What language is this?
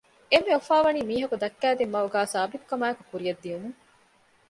Divehi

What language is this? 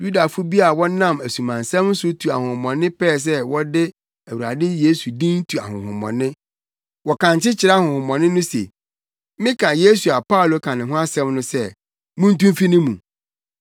Akan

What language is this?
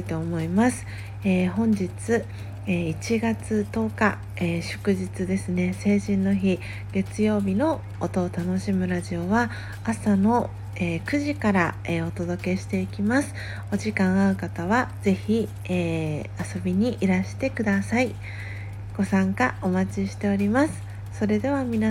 Japanese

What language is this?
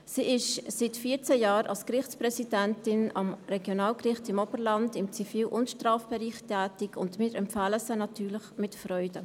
Swiss German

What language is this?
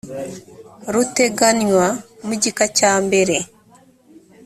Kinyarwanda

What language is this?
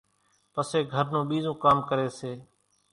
Kachi Koli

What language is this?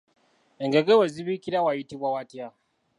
Ganda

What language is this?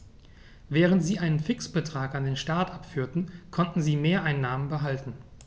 German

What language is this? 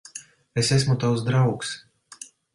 Latvian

